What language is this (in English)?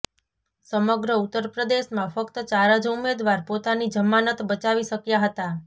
Gujarati